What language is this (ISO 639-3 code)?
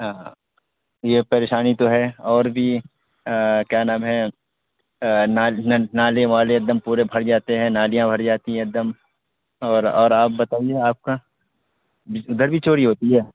urd